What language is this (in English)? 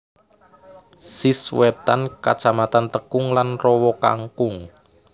Javanese